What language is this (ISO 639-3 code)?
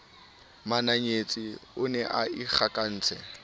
sot